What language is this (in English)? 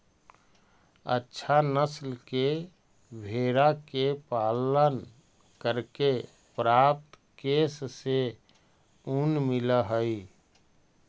Magahi